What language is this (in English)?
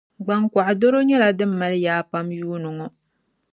Dagbani